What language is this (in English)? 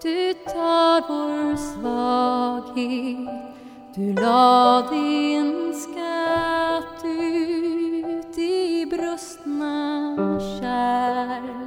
Swedish